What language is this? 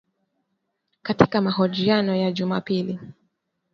Swahili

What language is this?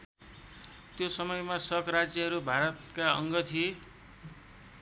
Nepali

